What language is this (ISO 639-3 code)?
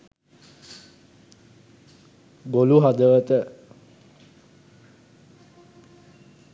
sin